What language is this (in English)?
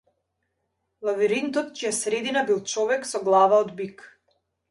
Macedonian